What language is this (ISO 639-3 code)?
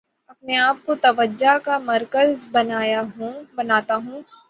urd